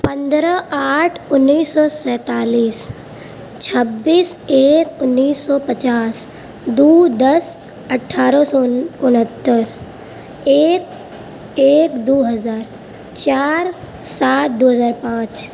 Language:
Urdu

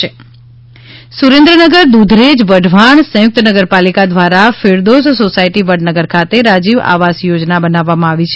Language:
Gujarati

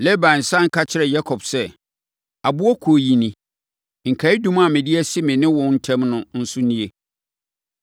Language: Akan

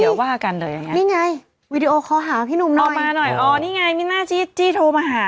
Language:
Thai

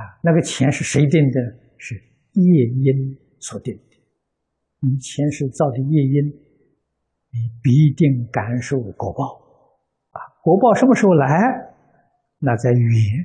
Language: Chinese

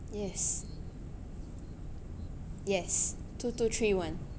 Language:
English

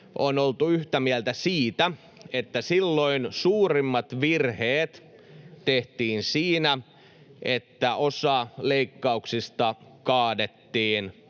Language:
Finnish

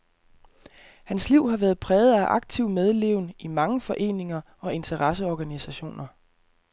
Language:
Danish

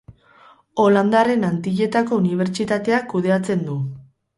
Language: Basque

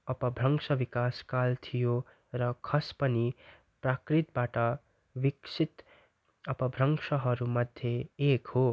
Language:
Nepali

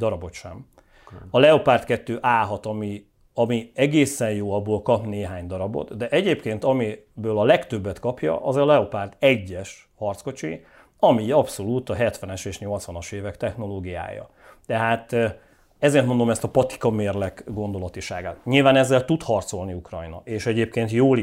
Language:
Hungarian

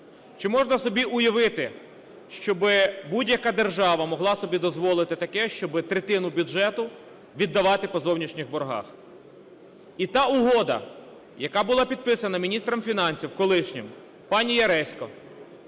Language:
Ukrainian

